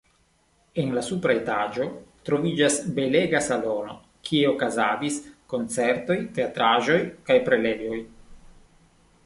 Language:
Esperanto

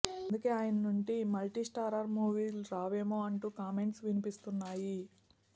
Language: Telugu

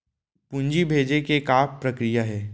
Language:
Chhattisgarhi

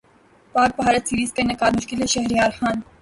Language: Urdu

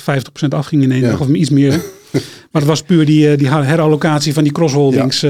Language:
Dutch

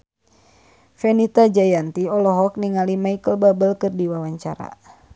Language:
Sundanese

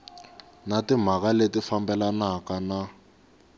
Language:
Tsonga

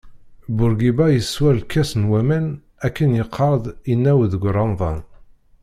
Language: Kabyle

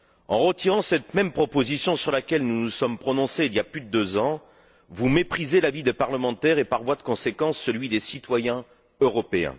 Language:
French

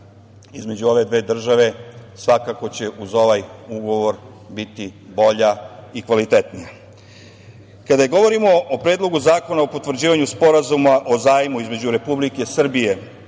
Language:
Serbian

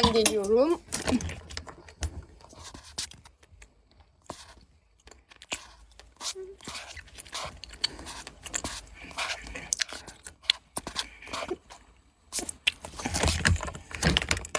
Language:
Turkish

